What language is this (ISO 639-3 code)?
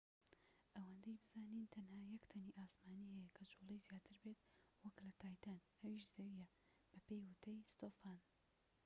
ckb